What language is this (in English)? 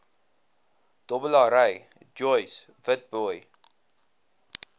Afrikaans